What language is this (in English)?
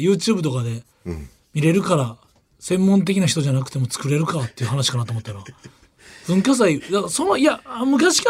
Japanese